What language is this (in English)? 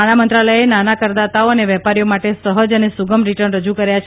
Gujarati